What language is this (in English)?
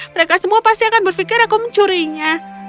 Indonesian